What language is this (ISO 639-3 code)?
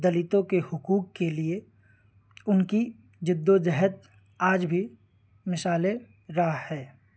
urd